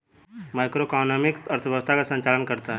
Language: Hindi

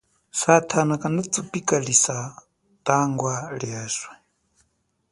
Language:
Chokwe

